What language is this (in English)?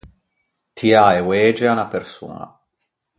Ligurian